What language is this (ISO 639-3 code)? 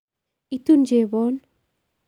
kln